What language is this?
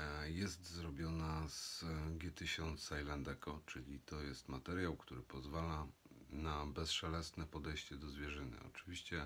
Polish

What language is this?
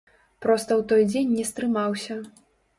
Belarusian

